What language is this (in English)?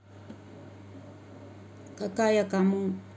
Russian